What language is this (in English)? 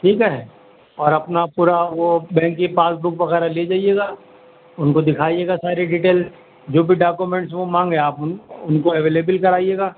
Urdu